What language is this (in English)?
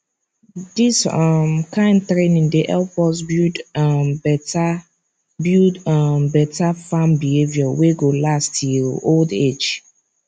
Nigerian Pidgin